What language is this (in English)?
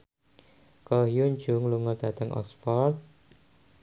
Javanese